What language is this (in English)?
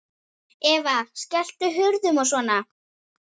Icelandic